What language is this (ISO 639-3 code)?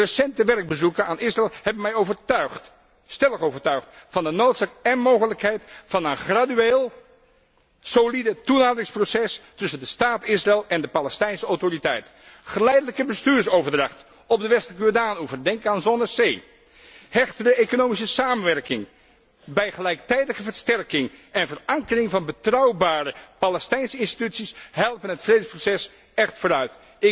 nld